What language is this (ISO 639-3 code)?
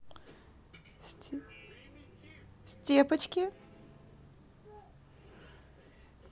rus